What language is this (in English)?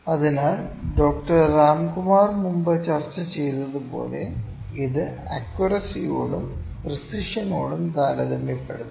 Malayalam